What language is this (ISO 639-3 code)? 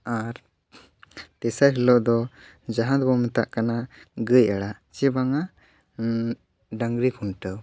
sat